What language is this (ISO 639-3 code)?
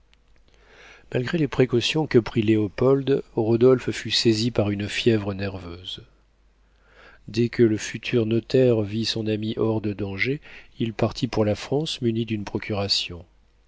fra